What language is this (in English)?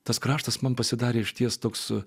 Lithuanian